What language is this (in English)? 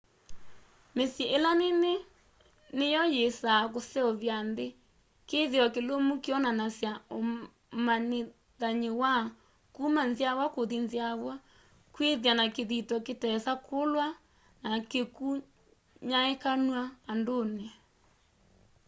Kamba